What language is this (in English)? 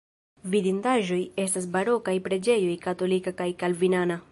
Esperanto